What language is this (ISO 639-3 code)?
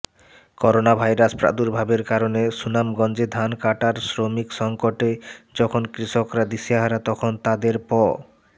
ben